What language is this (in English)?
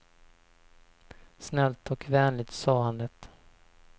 Swedish